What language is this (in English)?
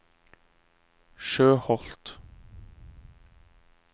Norwegian